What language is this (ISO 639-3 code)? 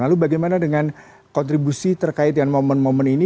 ind